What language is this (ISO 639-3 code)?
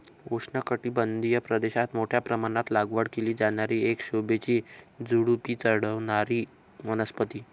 mar